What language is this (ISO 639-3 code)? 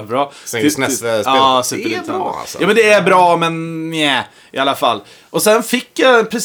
swe